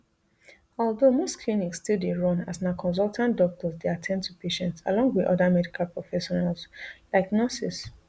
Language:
Nigerian Pidgin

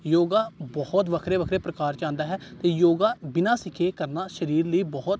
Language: Punjabi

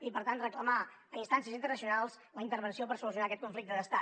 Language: Catalan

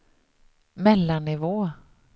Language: Swedish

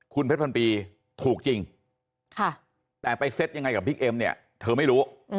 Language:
Thai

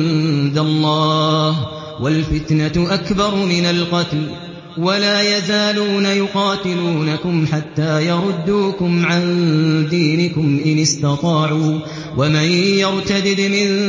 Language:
Arabic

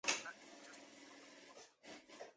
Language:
Chinese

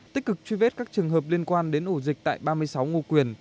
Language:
Vietnamese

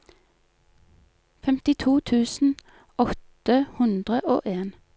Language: Norwegian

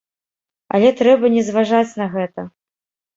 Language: Belarusian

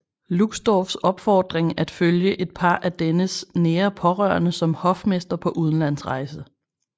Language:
Danish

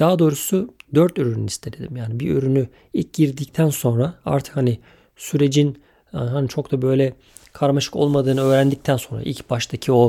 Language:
Turkish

